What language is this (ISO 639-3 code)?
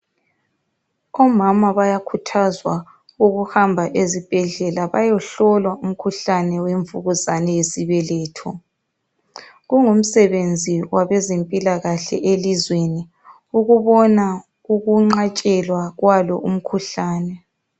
nde